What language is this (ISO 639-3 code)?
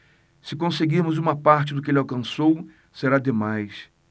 por